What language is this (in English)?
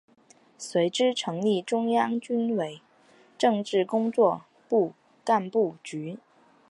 Chinese